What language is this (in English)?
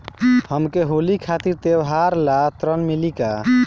Bhojpuri